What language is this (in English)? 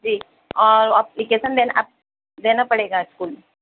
Urdu